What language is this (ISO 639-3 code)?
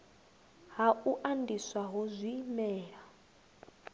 ven